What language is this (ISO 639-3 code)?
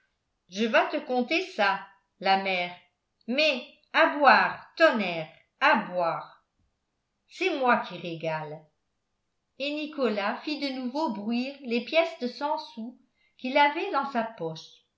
fra